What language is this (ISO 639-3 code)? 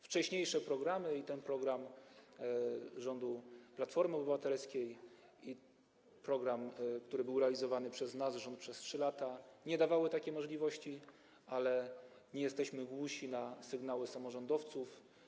pol